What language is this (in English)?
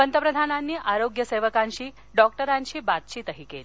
Marathi